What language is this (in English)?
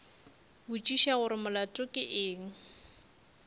Northern Sotho